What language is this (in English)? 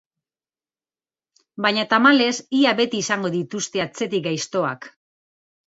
Basque